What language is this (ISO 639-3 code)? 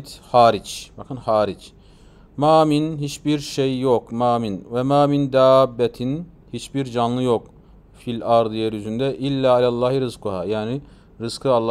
tur